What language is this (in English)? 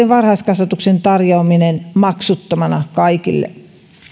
Finnish